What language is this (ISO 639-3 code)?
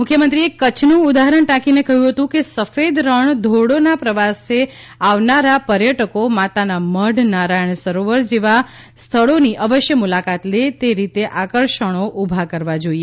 guj